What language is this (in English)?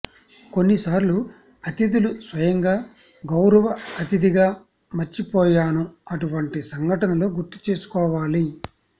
Telugu